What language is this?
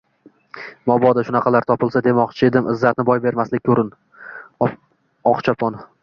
Uzbek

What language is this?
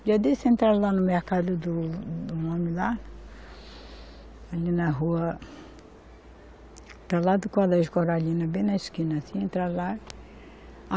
Portuguese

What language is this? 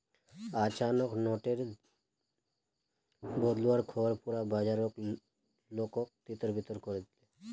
Magahi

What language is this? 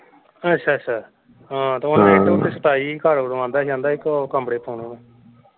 Punjabi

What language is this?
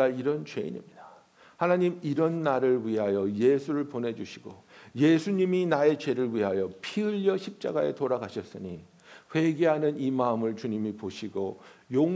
Korean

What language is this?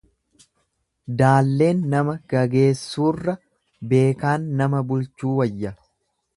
Oromo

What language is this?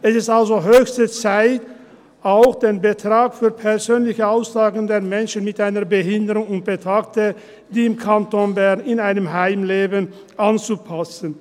Swiss German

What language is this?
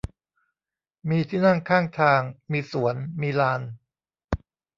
Thai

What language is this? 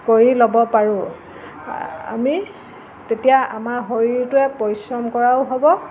Assamese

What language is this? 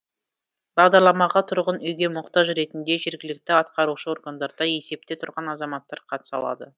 Kazakh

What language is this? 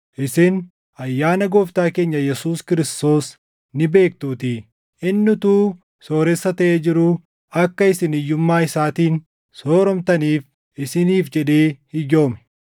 Oromo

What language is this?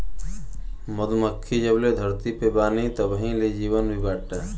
Bhojpuri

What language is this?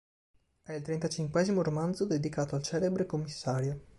Italian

